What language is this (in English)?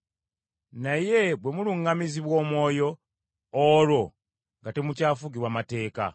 Ganda